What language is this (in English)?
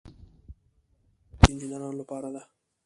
Pashto